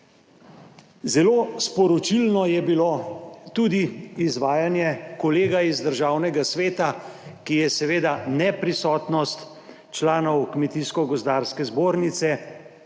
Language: Slovenian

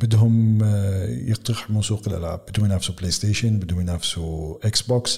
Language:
Arabic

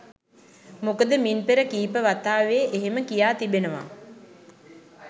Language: Sinhala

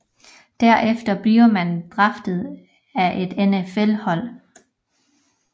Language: Danish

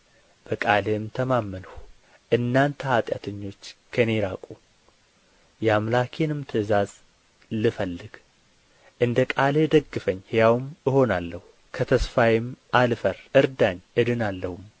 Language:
Amharic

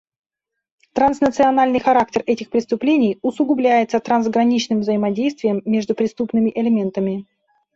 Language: Russian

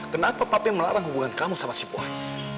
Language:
Indonesian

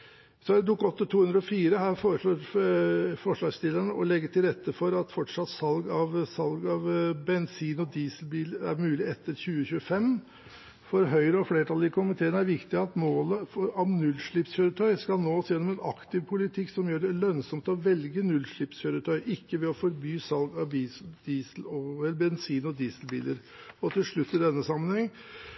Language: Norwegian Bokmål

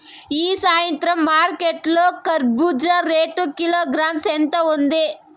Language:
Telugu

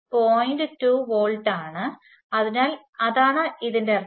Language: Malayalam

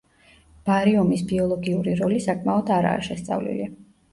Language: Georgian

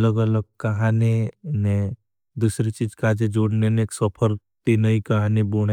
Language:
Bhili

